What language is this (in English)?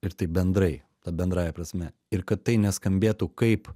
Lithuanian